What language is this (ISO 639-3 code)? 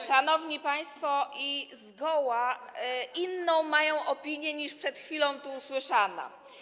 pol